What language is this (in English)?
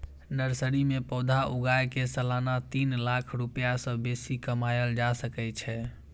Maithili